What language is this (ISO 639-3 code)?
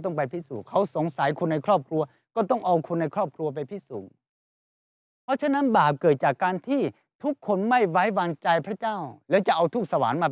tha